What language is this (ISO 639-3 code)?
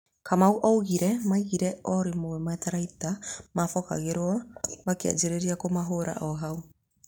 kik